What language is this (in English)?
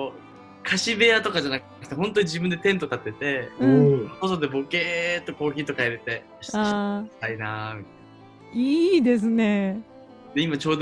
Japanese